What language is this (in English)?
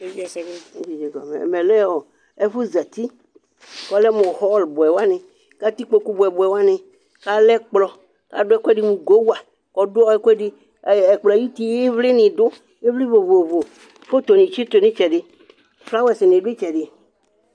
Ikposo